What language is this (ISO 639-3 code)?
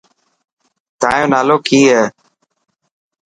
mki